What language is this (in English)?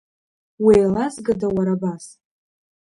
Abkhazian